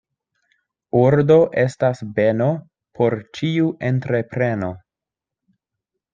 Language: Esperanto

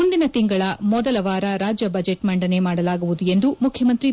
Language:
Kannada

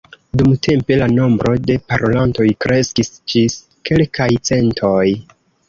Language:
Esperanto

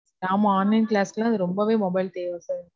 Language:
Tamil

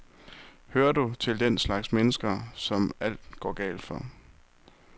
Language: Danish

